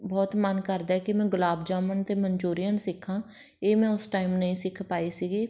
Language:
Punjabi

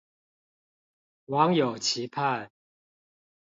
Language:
Chinese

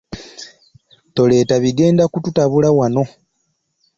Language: Ganda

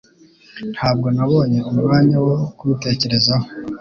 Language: Kinyarwanda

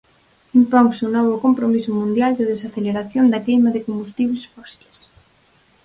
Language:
Galician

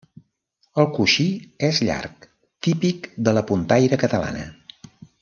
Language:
Catalan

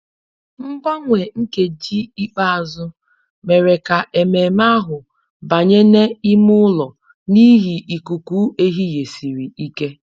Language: Igbo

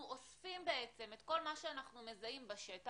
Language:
Hebrew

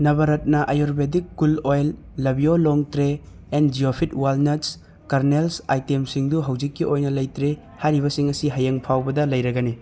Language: Manipuri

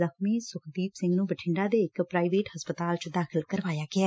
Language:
Punjabi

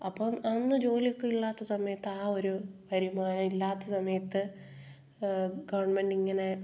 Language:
Malayalam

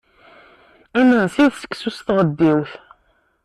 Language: Kabyle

